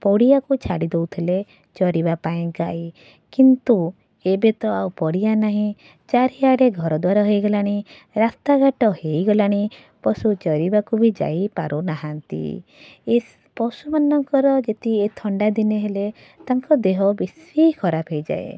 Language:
Odia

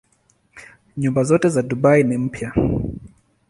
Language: Swahili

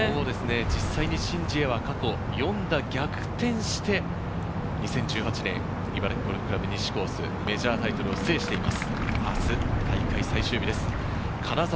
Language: Japanese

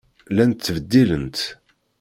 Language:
Kabyle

